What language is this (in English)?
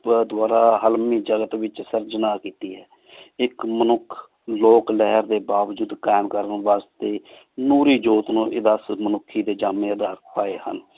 Punjabi